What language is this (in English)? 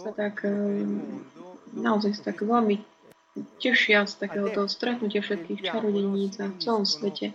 Slovak